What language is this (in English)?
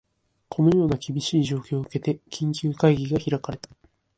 Japanese